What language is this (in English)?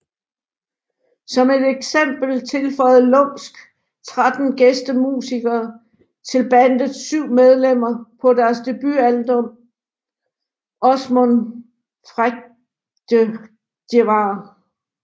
Danish